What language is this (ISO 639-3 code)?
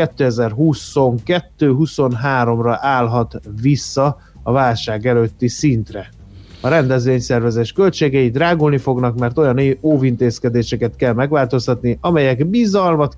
hun